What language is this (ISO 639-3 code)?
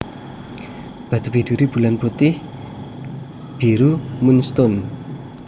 jav